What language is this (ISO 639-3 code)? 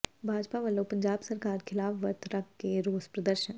pan